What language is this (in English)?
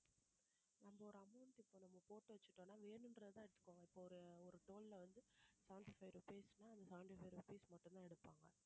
Tamil